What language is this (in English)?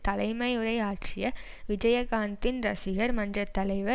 Tamil